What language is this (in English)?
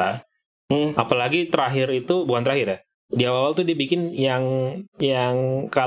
Indonesian